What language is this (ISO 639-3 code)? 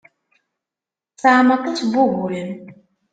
kab